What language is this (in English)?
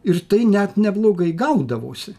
Lithuanian